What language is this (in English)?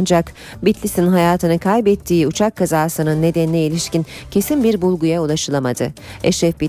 Turkish